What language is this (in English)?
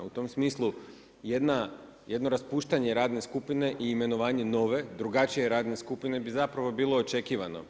Croatian